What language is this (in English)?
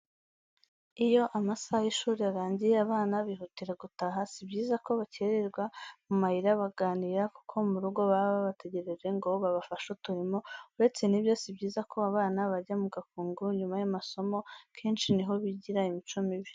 Kinyarwanda